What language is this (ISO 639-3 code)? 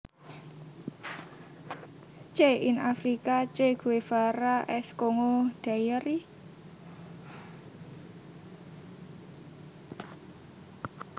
jav